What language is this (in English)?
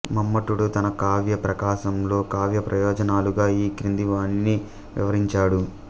Telugu